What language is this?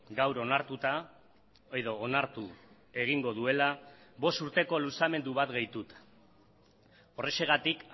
Basque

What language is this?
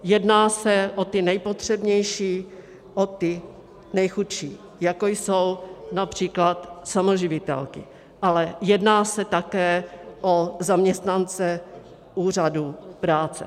Czech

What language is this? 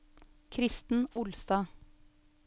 Norwegian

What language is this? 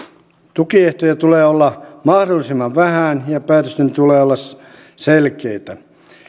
Finnish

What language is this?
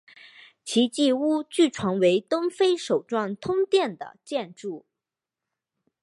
Chinese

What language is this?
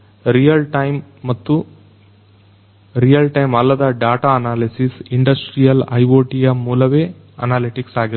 Kannada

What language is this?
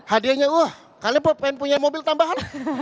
Indonesian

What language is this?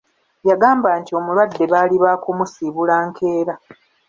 Ganda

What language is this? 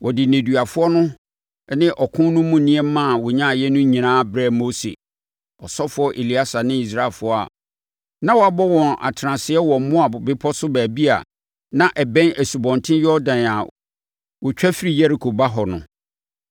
Akan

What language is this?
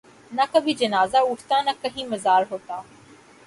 Urdu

